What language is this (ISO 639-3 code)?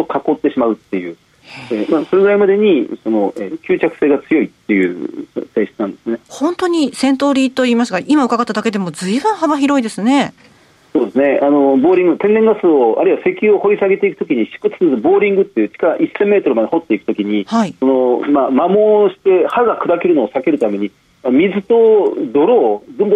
jpn